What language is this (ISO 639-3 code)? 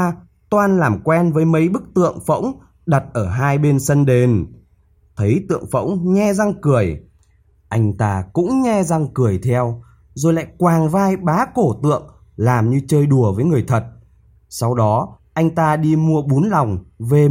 vie